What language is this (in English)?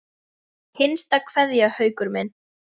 Icelandic